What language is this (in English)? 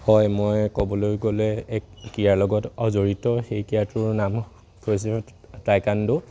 Assamese